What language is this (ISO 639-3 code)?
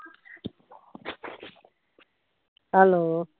pan